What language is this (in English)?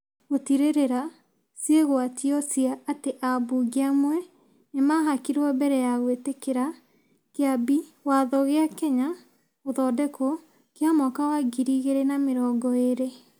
Kikuyu